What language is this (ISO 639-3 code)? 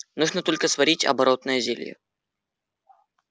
rus